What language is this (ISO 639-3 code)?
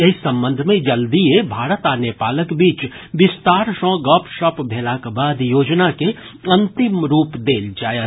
mai